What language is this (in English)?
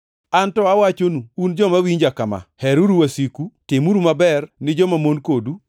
Luo (Kenya and Tanzania)